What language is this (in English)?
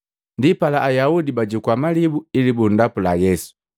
Matengo